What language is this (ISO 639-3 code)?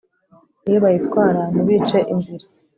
kin